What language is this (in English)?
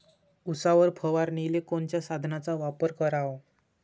Marathi